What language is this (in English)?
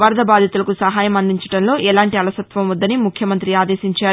Telugu